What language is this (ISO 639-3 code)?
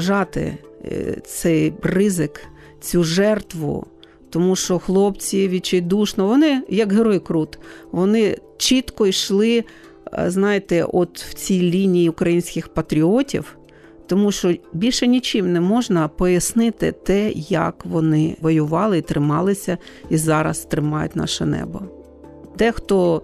ukr